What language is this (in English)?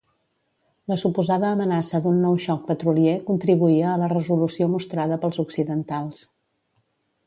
Catalan